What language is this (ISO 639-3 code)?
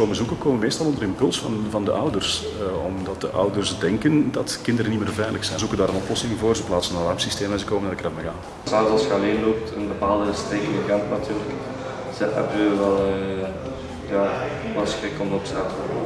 nld